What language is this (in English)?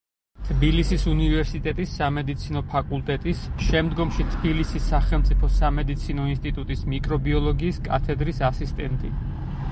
Georgian